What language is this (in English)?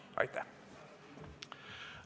Estonian